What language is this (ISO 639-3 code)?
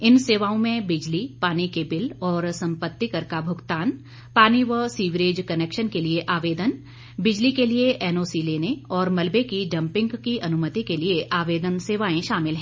hin